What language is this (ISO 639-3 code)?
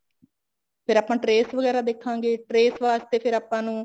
pan